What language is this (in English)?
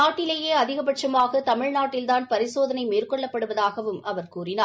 Tamil